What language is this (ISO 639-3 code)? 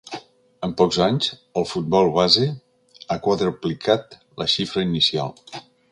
cat